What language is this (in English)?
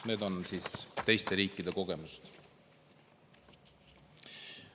Estonian